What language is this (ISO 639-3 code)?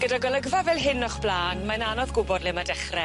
cym